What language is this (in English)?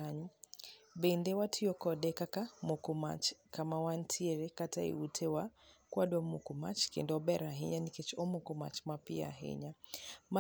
Luo (Kenya and Tanzania)